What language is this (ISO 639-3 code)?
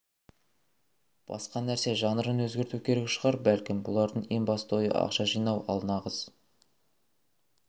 kaz